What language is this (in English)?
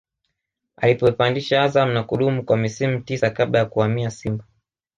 Swahili